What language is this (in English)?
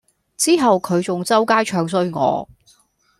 Cantonese